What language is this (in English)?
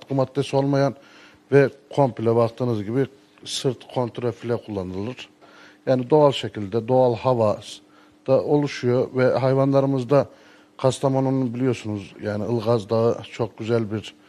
Turkish